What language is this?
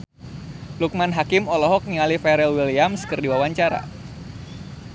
Sundanese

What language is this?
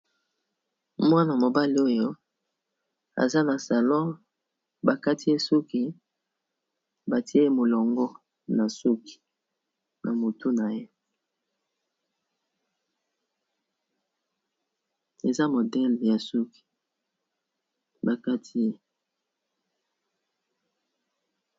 Lingala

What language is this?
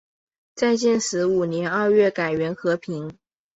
Chinese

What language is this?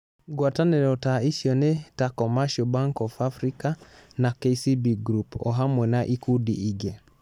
Kikuyu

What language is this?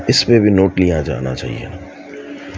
Urdu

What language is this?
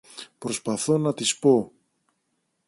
Greek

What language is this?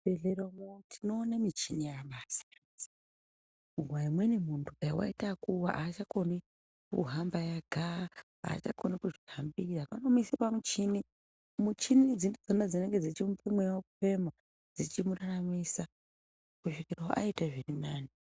Ndau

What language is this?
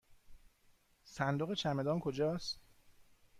Persian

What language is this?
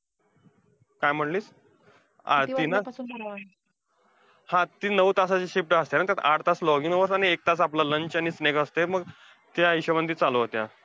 Marathi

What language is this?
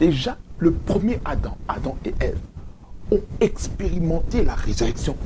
French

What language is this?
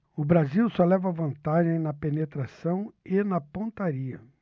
Portuguese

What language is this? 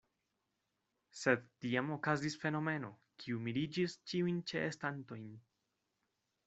Esperanto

